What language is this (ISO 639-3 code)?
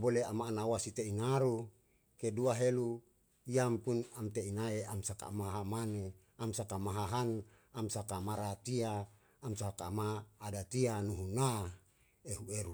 jal